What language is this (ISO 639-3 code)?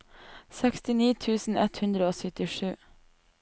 nor